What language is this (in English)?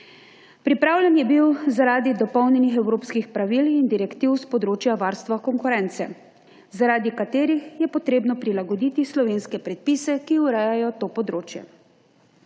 Slovenian